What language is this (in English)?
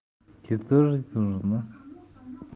Russian